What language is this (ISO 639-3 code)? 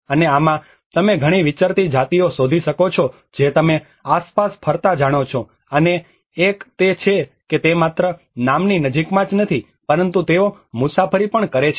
guj